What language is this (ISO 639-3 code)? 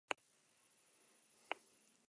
eus